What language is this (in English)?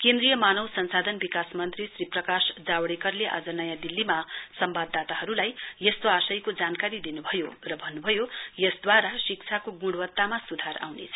Nepali